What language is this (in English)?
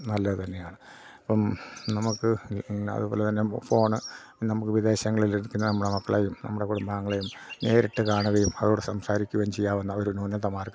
Malayalam